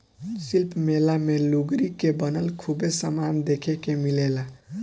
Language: Bhojpuri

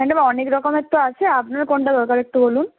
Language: Bangla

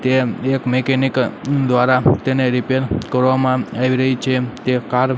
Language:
Gujarati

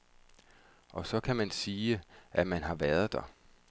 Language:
Danish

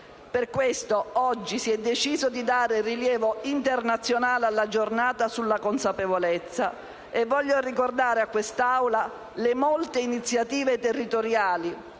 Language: Italian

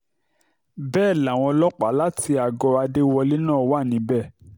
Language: Yoruba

